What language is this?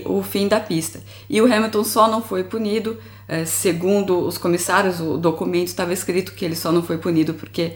Portuguese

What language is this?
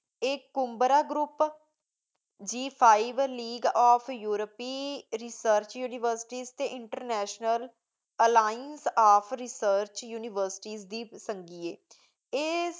Punjabi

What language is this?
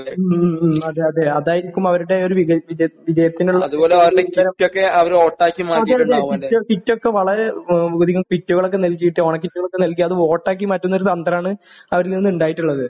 Malayalam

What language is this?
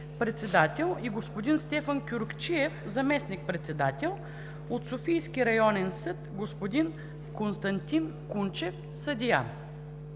Bulgarian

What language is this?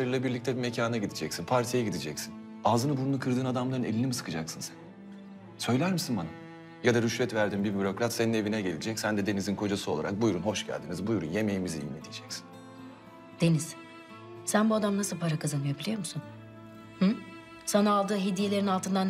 Turkish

